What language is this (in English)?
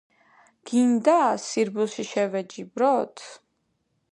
Georgian